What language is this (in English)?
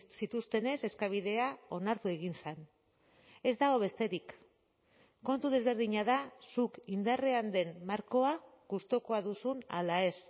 Basque